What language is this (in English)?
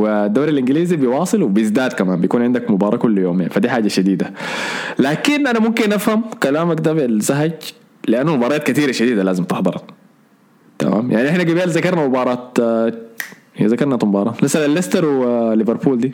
Arabic